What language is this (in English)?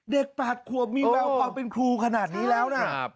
Thai